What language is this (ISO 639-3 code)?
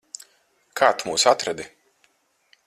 lav